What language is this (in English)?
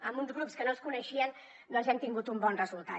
Catalan